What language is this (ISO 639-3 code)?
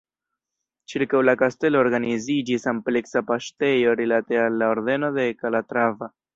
epo